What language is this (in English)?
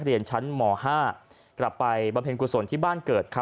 Thai